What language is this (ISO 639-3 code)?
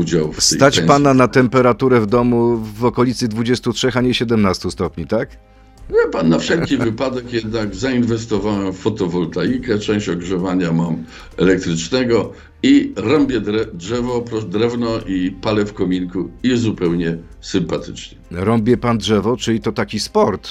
pol